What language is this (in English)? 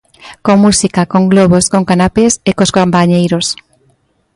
Galician